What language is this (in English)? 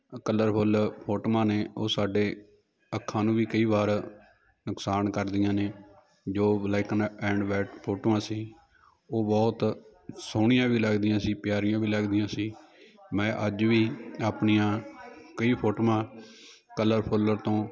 Punjabi